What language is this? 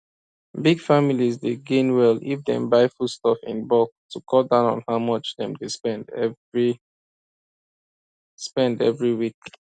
Nigerian Pidgin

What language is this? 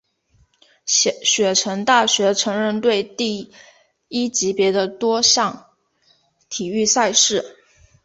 Chinese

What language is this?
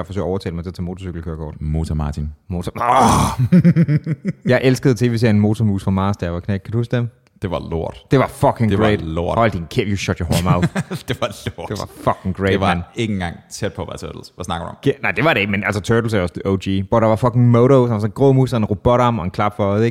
Danish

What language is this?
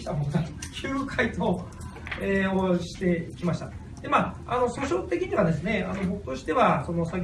Japanese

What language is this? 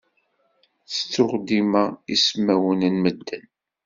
Kabyle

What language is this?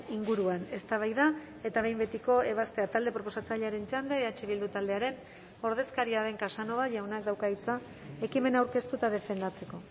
Basque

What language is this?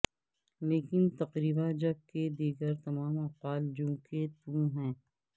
Urdu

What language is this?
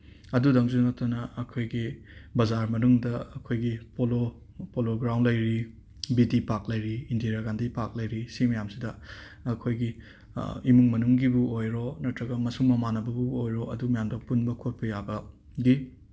Manipuri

